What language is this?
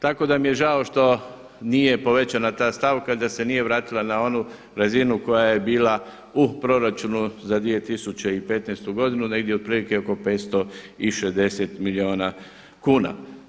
Croatian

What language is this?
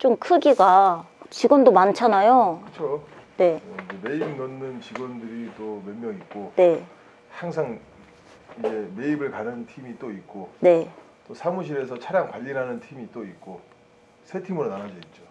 Korean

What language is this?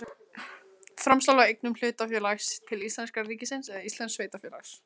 Icelandic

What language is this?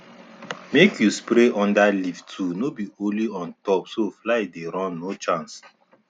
Nigerian Pidgin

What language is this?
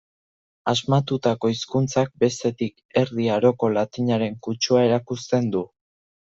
Basque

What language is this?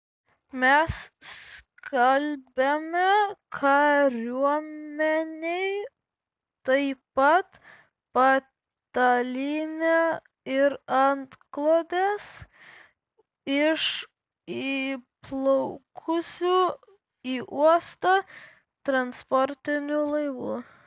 Lithuanian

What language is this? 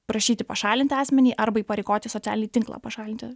Lithuanian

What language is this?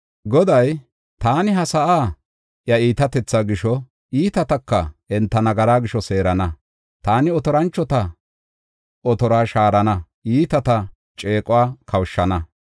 Gofa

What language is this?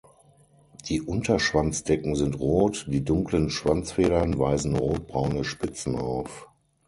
German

